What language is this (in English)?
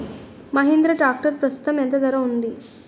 Telugu